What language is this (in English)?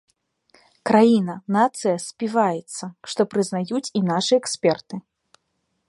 Belarusian